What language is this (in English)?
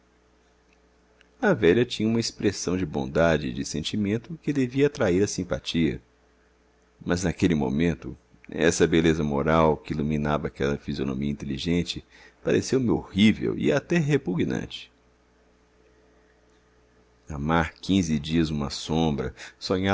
Portuguese